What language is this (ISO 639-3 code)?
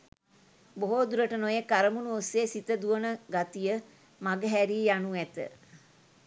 sin